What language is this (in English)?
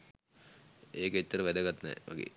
Sinhala